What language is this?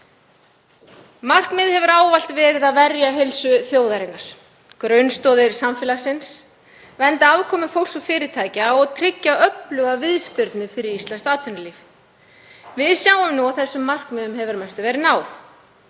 Icelandic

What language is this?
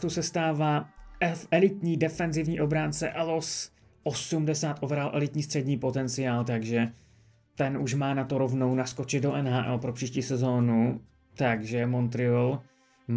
Czech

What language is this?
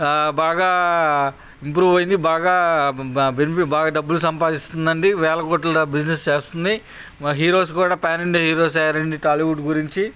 Telugu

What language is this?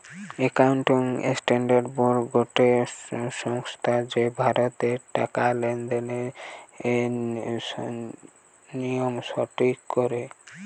Bangla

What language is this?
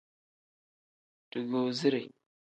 Tem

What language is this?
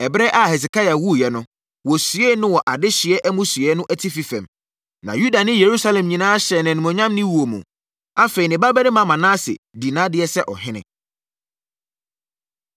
Akan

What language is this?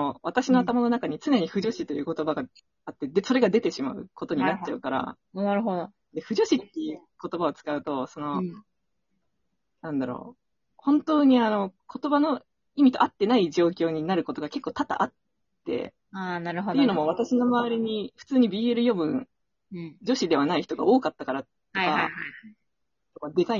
Japanese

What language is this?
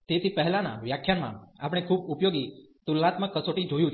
Gujarati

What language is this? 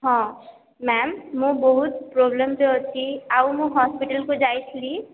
Odia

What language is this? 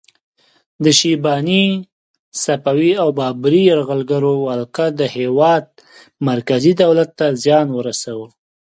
Pashto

